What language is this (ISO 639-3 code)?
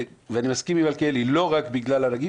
heb